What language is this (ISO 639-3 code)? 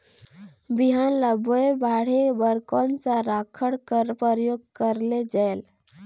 hne